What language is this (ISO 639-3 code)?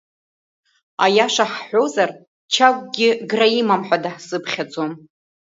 abk